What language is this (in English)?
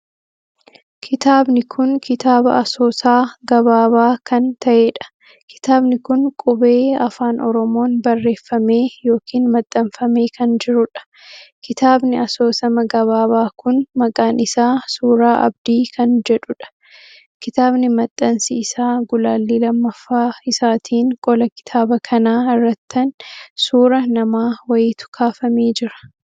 Oromo